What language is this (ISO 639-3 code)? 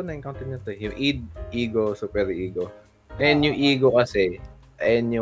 fil